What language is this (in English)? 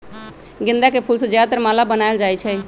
Magahi